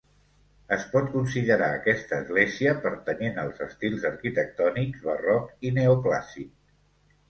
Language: Catalan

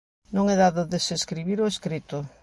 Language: Galician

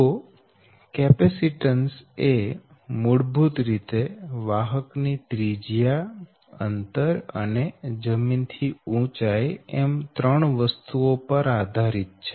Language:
Gujarati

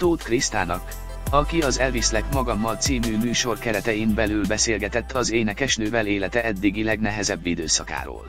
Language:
Hungarian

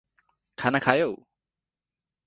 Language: Nepali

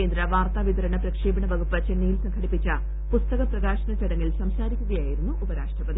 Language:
Malayalam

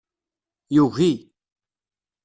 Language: Kabyle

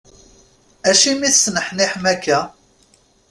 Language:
Kabyle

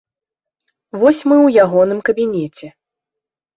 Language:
Belarusian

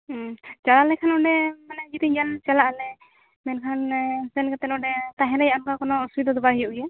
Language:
Santali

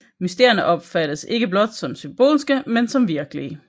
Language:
Danish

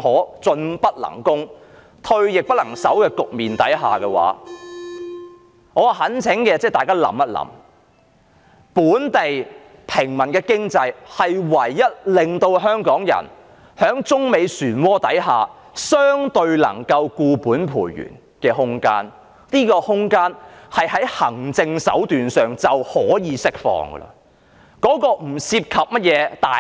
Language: Cantonese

